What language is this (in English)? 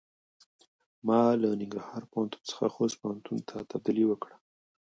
Pashto